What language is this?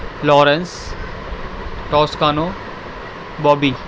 Urdu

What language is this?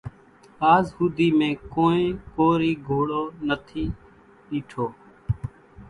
Kachi Koli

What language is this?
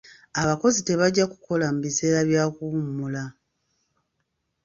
Ganda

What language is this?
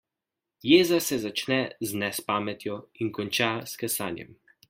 Slovenian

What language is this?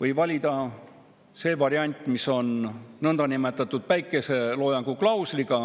Estonian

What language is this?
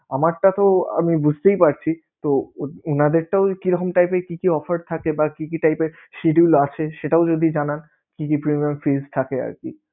Bangla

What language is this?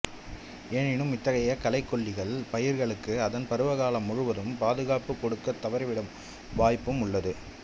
Tamil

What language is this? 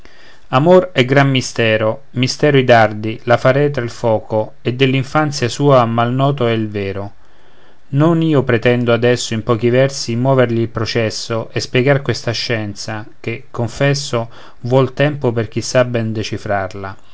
Italian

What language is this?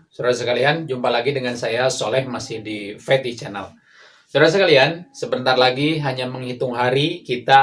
Indonesian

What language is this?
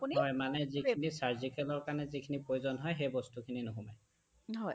Assamese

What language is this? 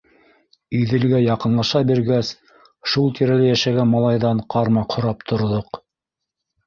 Bashkir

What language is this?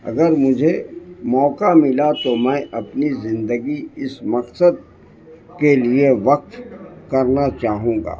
Urdu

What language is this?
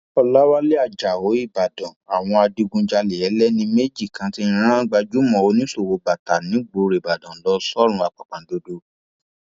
Yoruba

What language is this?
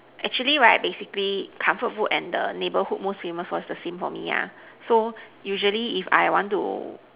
English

